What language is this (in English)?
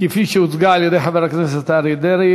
Hebrew